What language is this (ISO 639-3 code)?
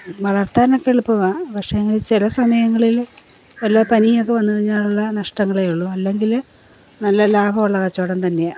mal